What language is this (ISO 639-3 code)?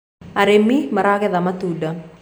kik